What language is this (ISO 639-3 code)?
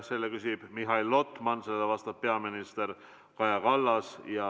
est